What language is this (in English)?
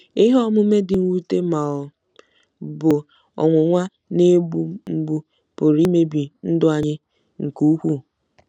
Igbo